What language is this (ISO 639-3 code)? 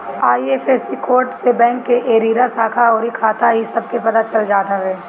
bho